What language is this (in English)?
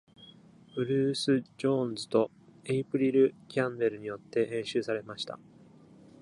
Japanese